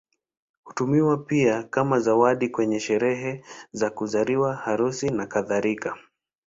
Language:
Swahili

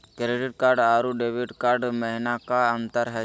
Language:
Magahi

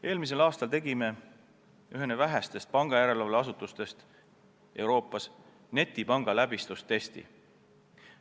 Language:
Estonian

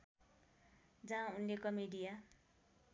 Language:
Nepali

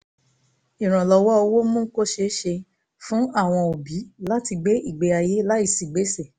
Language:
Yoruba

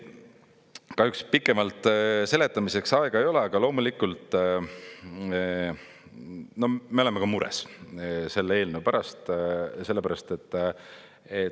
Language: Estonian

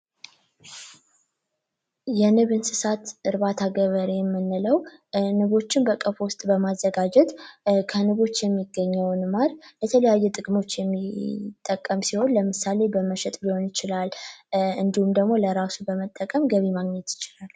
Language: Amharic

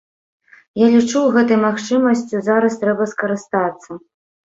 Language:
Belarusian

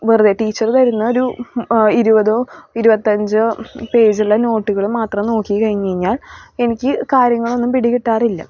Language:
Malayalam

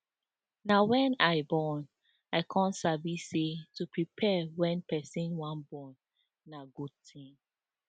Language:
Nigerian Pidgin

